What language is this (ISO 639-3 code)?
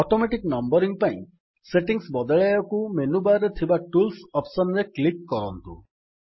ori